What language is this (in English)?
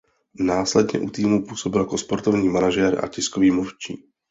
Czech